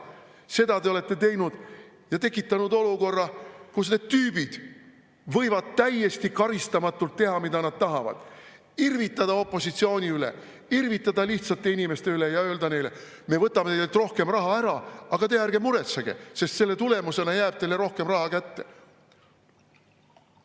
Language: Estonian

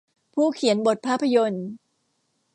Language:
Thai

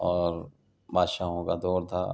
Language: Urdu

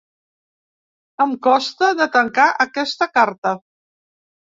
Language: Catalan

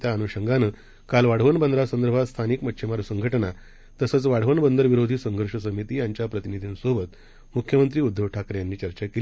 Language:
Marathi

